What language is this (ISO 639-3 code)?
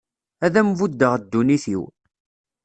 kab